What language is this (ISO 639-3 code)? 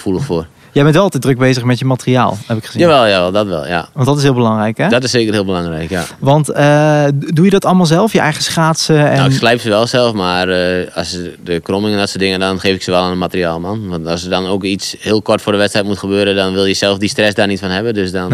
nld